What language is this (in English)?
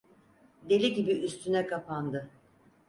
Turkish